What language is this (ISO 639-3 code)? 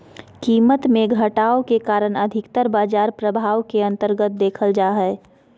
mag